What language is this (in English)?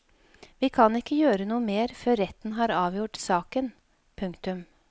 Norwegian